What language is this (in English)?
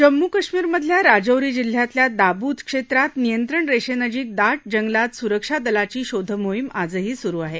Marathi